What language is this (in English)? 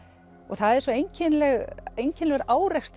Icelandic